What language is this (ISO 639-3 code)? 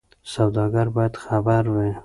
pus